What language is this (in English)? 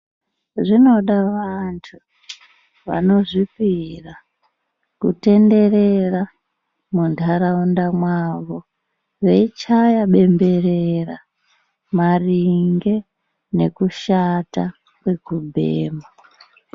Ndau